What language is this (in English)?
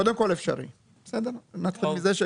Hebrew